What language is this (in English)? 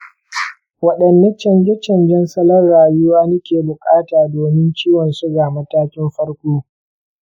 Hausa